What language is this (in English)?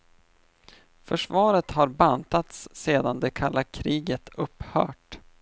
Swedish